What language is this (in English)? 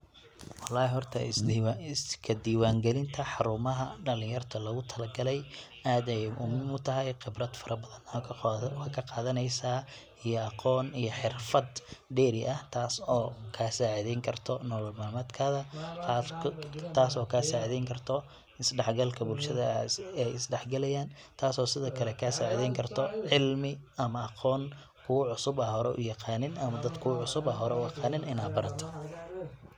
Somali